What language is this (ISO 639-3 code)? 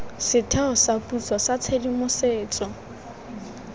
tsn